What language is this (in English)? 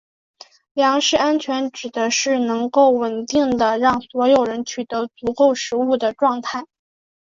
Chinese